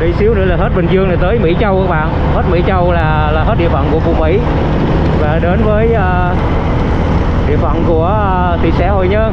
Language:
Vietnamese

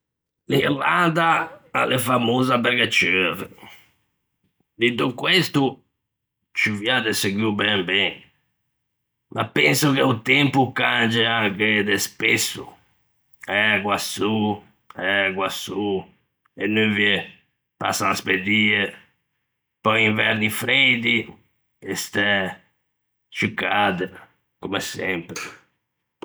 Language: Ligurian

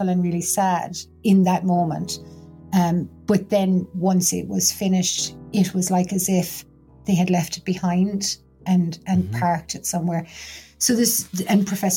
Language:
English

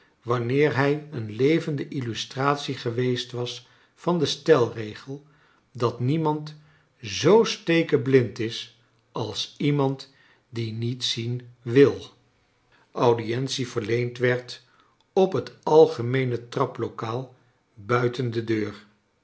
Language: Dutch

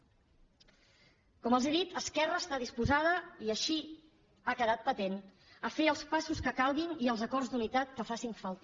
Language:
Catalan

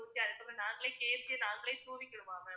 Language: Tamil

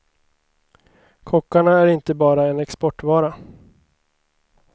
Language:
Swedish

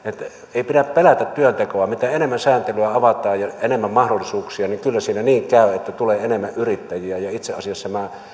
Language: Finnish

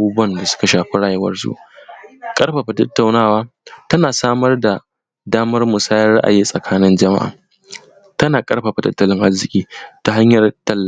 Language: Hausa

